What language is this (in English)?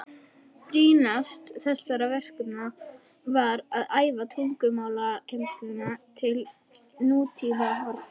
Icelandic